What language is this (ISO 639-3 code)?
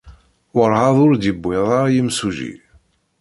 kab